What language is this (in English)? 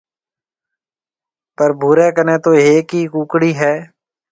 Marwari (Pakistan)